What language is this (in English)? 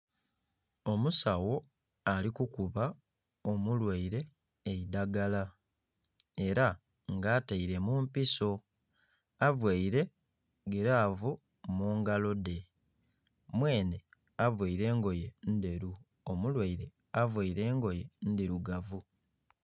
Soga